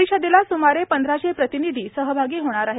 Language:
Marathi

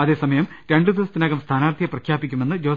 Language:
Malayalam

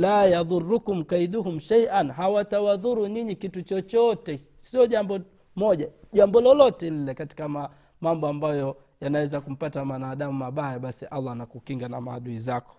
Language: Swahili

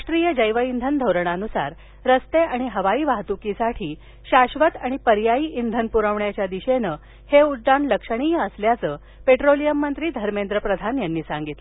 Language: Marathi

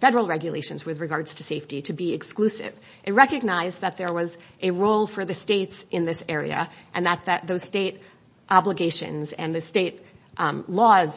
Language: English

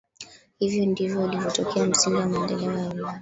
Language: Swahili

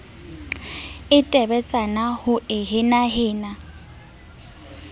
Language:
Southern Sotho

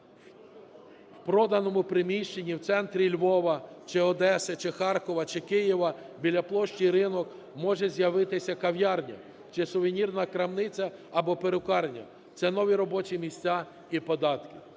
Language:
Ukrainian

